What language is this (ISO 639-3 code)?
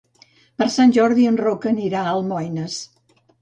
cat